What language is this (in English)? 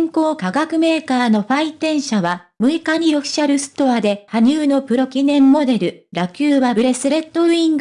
Japanese